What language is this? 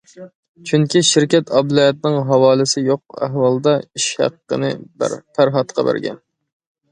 Uyghur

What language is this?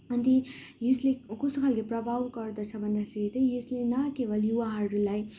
Nepali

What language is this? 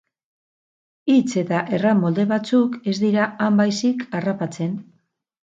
Basque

